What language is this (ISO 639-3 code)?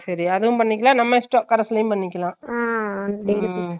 tam